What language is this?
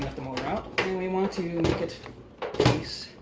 English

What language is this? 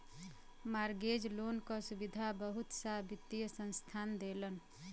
Bhojpuri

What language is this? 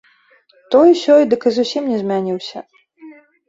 Belarusian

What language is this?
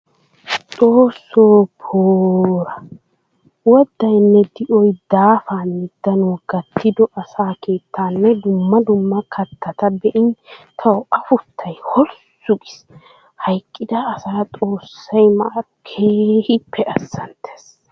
Wolaytta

